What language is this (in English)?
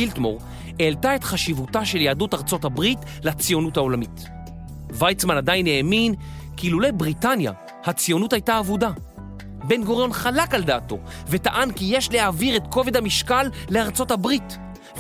Hebrew